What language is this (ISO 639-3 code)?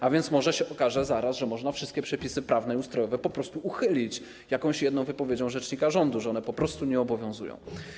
pol